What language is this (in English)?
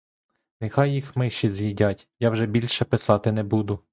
Ukrainian